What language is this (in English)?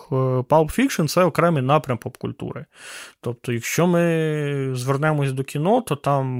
Ukrainian